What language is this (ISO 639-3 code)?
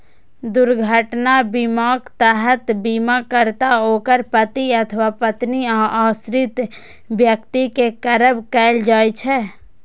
mai